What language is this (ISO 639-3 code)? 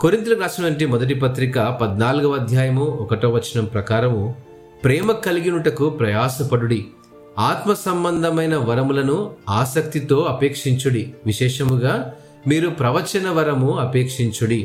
tel